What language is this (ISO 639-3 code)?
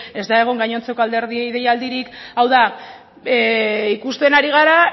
eus